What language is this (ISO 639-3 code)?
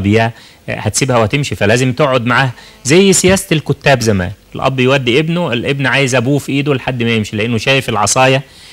ara